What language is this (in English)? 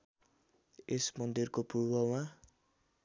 Nepali